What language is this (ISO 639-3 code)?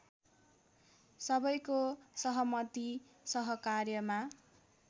nep